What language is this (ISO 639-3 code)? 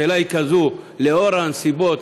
heb